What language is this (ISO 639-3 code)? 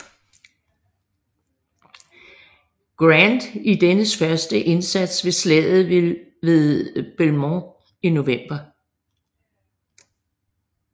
dan